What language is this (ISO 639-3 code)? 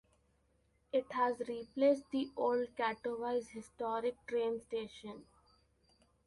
eng